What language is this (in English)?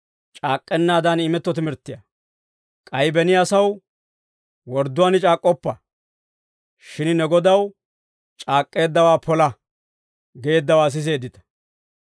Dawro